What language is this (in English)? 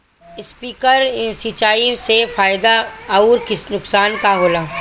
Bhojpuri